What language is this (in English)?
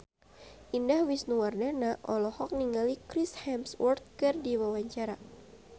Sundanese